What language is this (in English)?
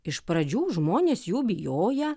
Lithuanian